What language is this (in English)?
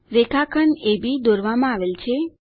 Gujarati